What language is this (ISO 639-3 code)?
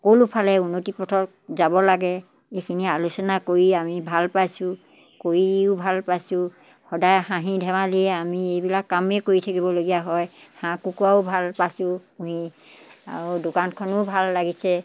asm